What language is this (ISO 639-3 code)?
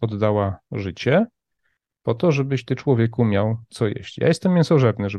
pol